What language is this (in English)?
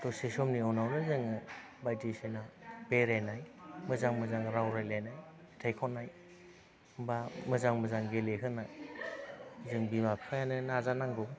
Bodo